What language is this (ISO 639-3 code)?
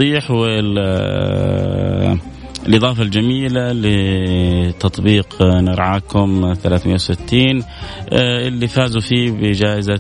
ara